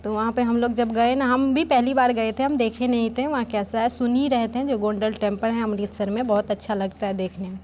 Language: Hindi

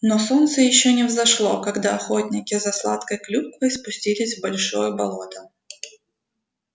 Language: Russian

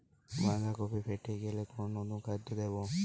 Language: Bangla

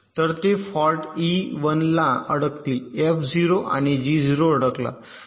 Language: Marathi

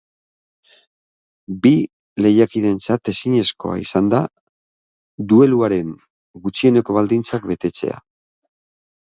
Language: Basque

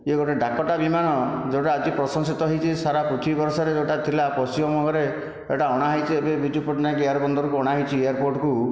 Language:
Odia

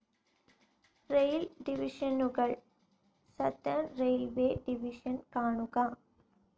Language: Malayalam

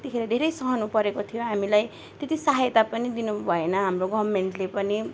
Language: Nepali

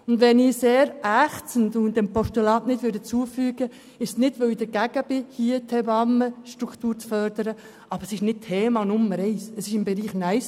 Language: Swiss German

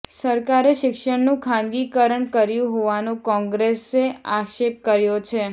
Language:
Gujarati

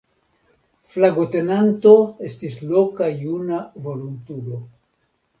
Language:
Esperanto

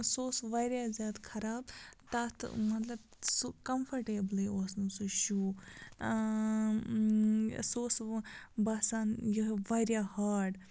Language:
Kashmiri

